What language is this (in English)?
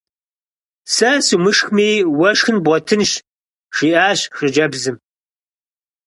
Kabardian